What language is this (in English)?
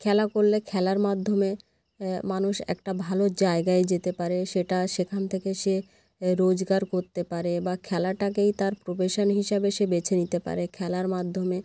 Bangla